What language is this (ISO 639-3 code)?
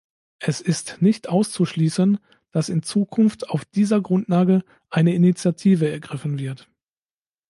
deu